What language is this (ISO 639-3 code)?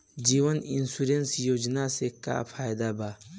bho